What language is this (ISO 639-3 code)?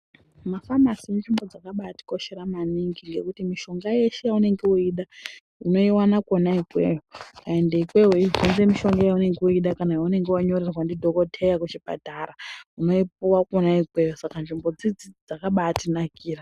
ndc